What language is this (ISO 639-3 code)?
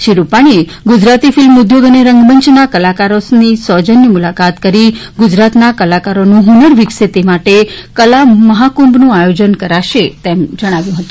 guj